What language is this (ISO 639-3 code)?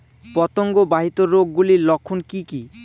ben